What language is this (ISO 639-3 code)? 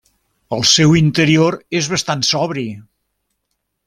cat